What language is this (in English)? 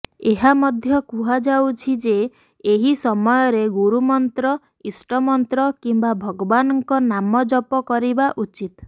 Odia